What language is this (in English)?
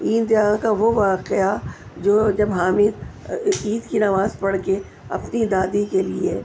Urdu